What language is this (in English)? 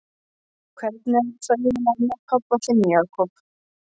Icelandic